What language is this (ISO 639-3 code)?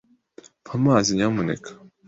kin